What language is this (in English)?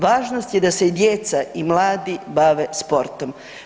Croatian